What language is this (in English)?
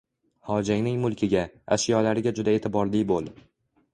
Uzbek